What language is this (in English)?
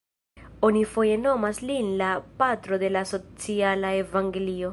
Esperanto